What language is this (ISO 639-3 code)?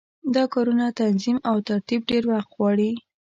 pus